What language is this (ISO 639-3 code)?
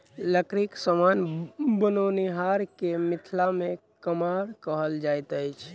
mai